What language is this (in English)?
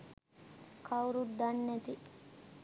Sinhala